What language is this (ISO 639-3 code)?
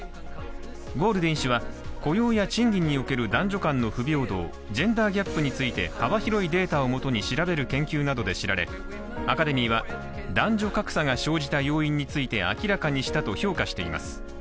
jpn